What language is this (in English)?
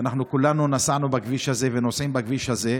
Hebrew